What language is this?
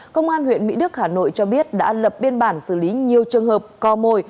Vietnamese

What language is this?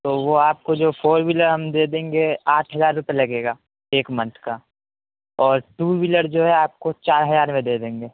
Urdu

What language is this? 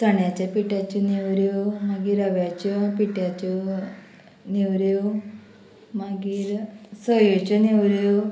Konkani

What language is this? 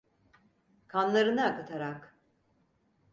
Turkish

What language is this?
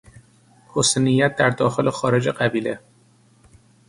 Persian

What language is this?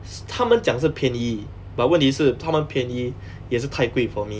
English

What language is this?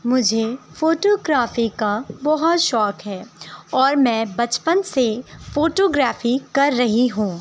Urdu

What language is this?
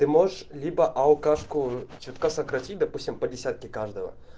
Russian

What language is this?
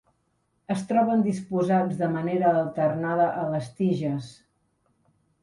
Catalan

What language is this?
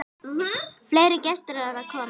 Icelandic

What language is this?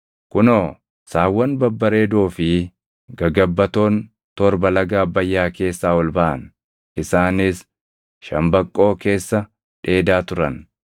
Oromo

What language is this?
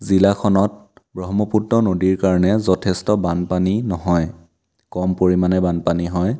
Assamese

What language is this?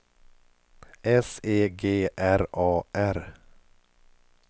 Swedish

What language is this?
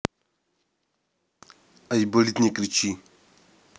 Russian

